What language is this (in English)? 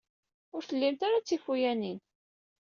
Kabyle